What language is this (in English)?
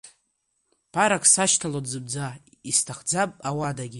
Abkhazian